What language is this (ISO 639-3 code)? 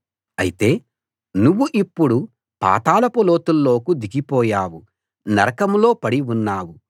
tel